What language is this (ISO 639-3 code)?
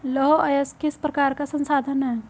hin